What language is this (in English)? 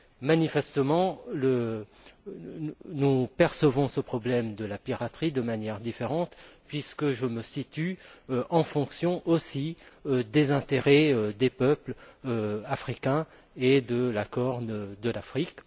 French